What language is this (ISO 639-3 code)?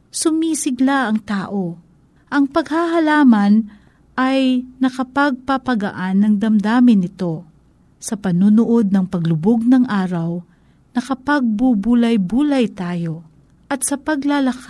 fil